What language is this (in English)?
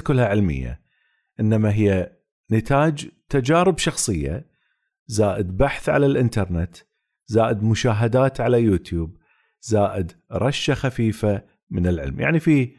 Arabic